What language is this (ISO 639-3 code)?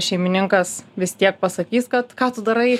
lit